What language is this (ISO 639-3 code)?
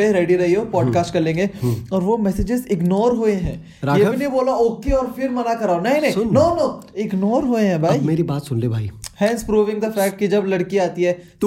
hin